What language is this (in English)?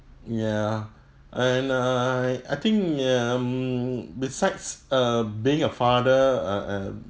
English